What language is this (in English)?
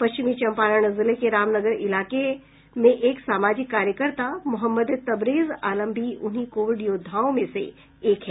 Hindi